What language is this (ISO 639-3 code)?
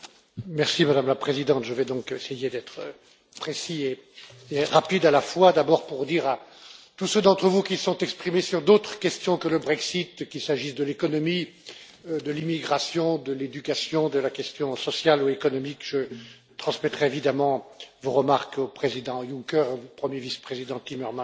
fra